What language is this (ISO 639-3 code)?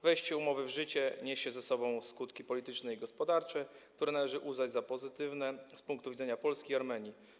pol